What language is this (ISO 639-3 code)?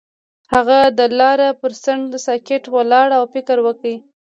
pus